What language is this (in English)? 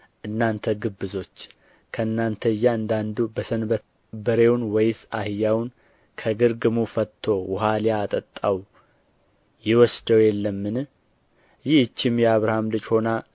Amharic